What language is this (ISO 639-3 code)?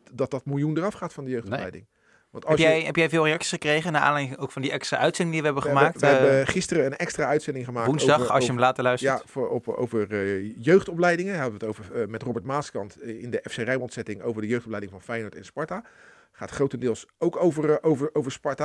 nld